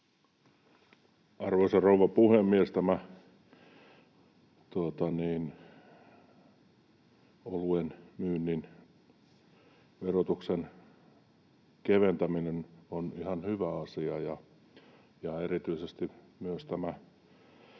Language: Finnish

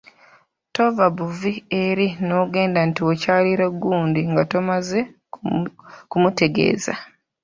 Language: Ganda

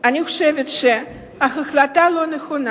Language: Hebrew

